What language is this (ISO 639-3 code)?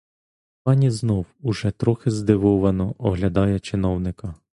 ukr